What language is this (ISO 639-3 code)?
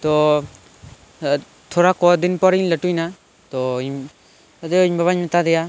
sat